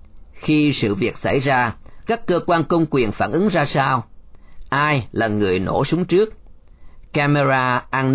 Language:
Vietnamese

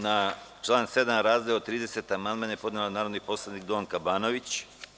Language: Serbian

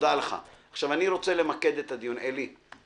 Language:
Hebrew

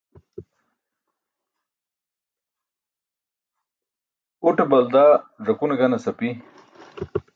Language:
Burushaski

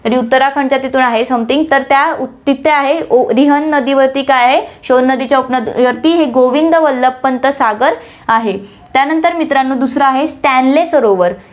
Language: Marathi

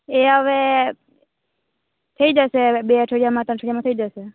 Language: Gujarati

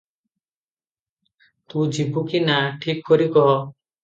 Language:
Odia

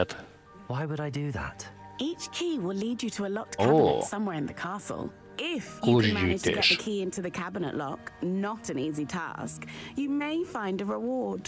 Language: Hungarian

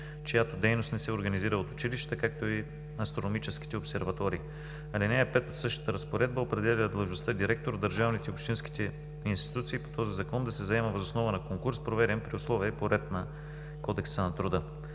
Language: Bulgarian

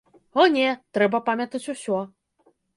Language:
Belarusian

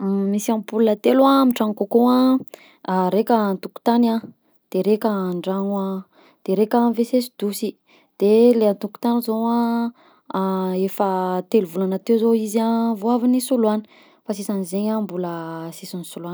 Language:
Southern Betsimisaraka Malagasy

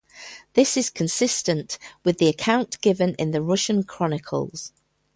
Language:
English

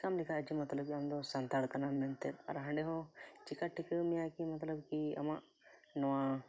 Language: Santali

